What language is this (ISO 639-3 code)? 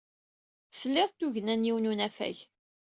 kab